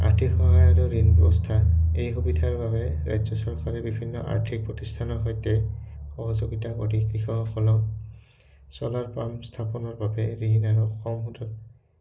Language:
Assamese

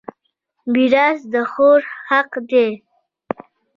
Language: Pashto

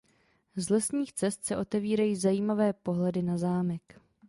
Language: Czech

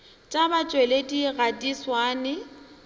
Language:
Northern Sotho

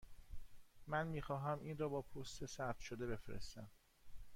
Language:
Persian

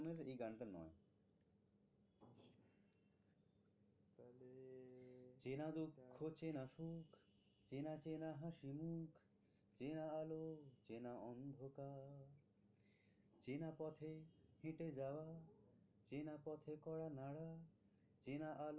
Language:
Bangla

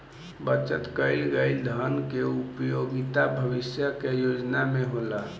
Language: Bhojpuri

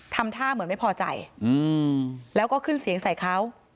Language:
Thai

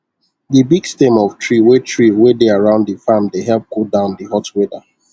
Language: Nigerian Pidgin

